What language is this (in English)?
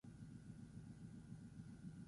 Basque